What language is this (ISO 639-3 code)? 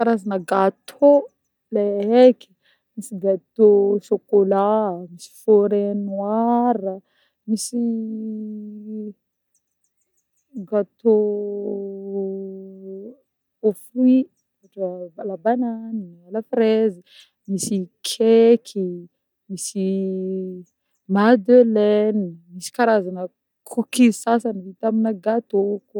bmm